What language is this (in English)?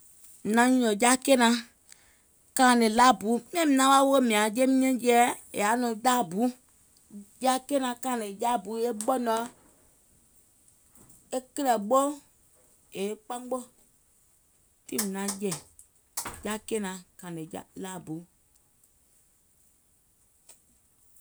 Gola